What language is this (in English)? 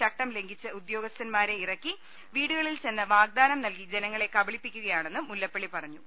Malayalam